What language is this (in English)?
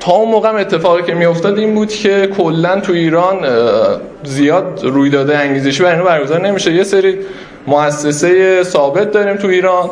Persian